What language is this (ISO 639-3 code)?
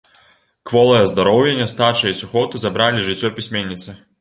bel